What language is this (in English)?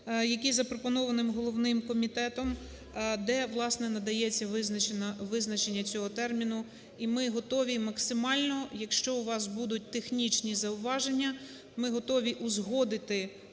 Ukrainian